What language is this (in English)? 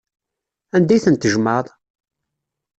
Kabyle